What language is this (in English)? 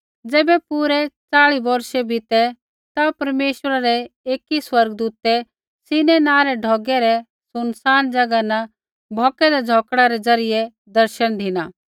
Kullu Pahari